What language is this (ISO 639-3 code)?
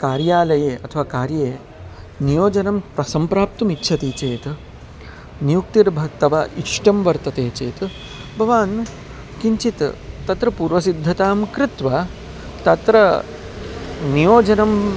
san